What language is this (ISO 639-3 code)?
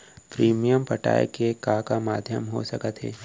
hne